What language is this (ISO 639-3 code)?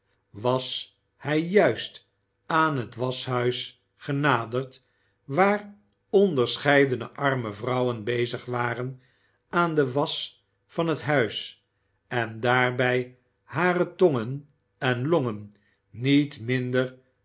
nld